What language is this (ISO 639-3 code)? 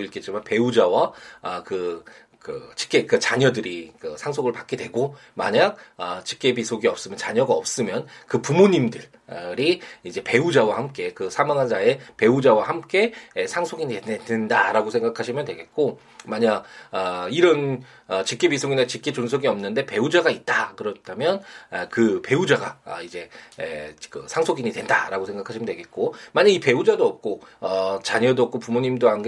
kor